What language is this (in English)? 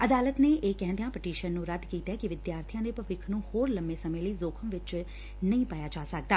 Punjabi